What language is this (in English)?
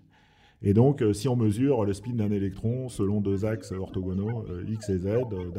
French